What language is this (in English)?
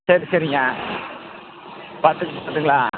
Tamil